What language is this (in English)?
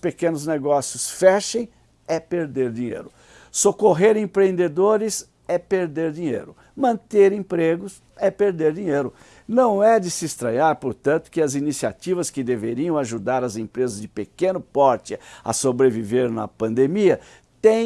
Portuguese